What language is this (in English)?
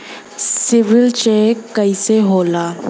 Bhojpuri